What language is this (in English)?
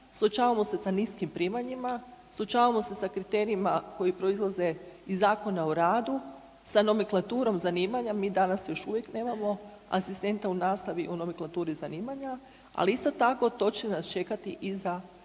Croatian